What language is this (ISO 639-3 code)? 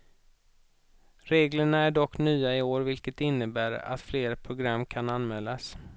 swe